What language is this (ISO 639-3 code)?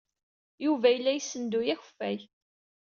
kab